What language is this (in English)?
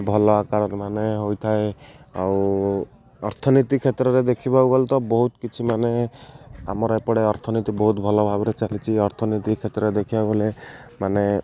Odia